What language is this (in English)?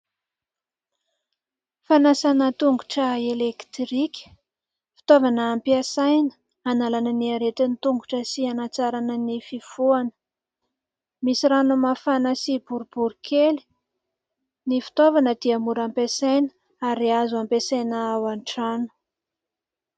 Malagasy